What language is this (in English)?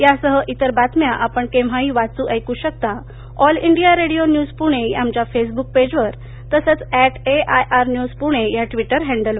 Marathi